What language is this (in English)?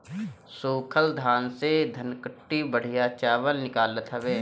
Bhojpuri